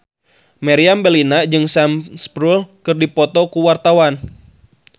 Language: Sundanese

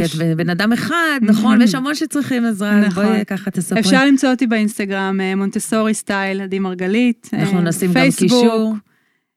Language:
Hebrew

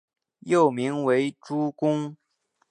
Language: Chinese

